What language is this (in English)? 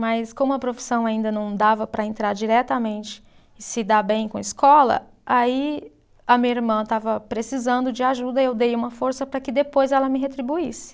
Portuguese